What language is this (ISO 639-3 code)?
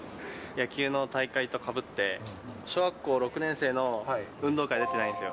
jpn